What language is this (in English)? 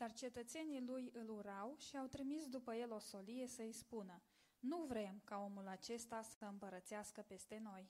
Romanian